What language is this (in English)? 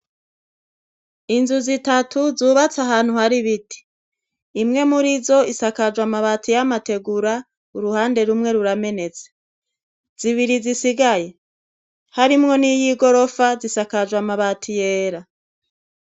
Rundi